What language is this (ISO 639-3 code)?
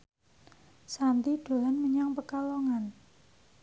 jav